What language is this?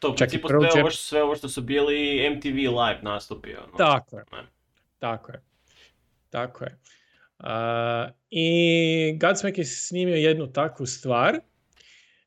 Croatian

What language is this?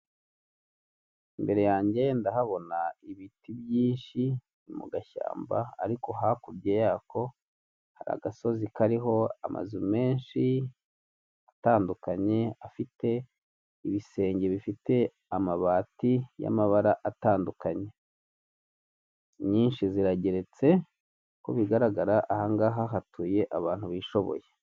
Kinyarwanda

